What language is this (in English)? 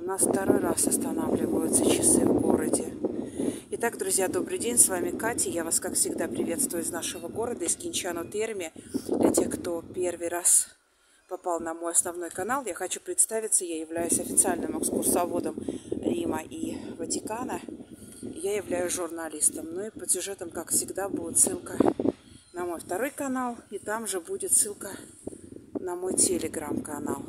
Russian